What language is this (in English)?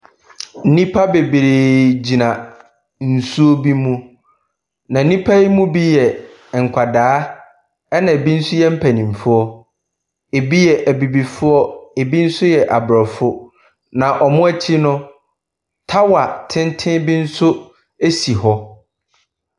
Akan